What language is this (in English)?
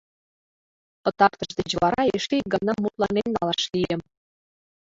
Mari